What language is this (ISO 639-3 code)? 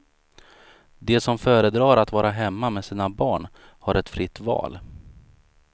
swe